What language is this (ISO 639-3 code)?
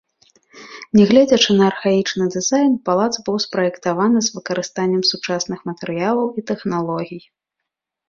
bel